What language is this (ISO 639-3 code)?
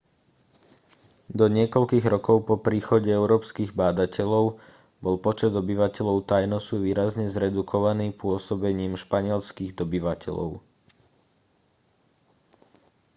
slk